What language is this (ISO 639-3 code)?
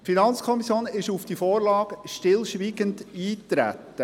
gsw